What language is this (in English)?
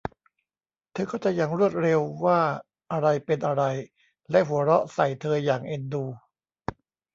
Thai